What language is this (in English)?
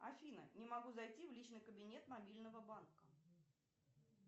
Russian